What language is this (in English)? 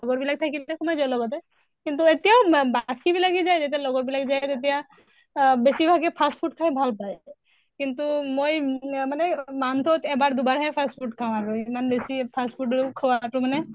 Assamese